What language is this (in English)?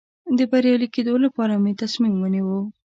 Pashto